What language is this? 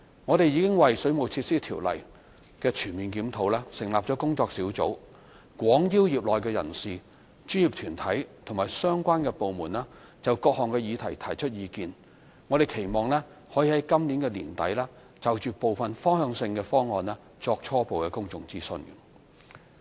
Cantonese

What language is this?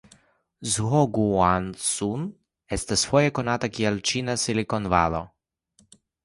Esperanto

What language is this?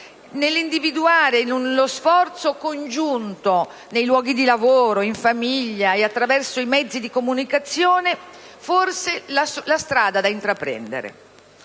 Italian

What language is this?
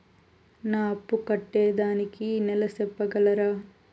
Telugu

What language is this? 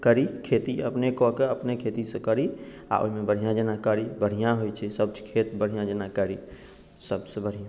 Maithili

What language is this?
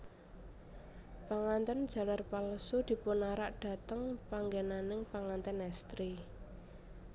Javanese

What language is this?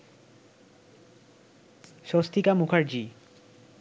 Bangla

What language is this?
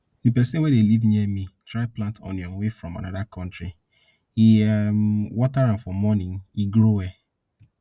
Nigerian Pidgin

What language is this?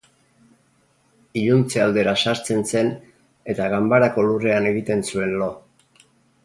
Basque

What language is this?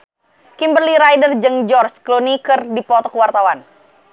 Sundanese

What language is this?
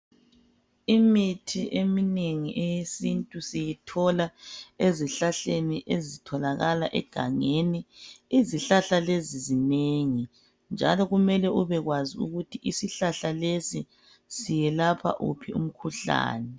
North Ndebele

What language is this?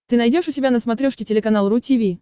Russian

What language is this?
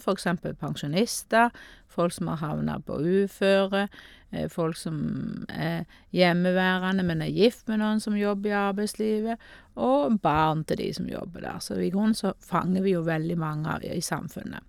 Norwegian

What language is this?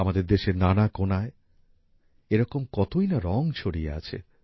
Bangla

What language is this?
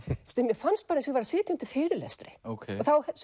Icelandic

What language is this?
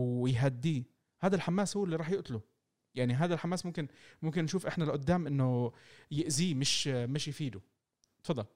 Arabic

